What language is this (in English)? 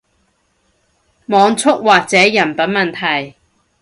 Cantonese